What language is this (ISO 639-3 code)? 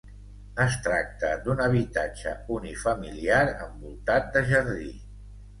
cat